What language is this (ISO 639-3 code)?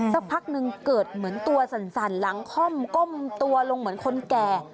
tha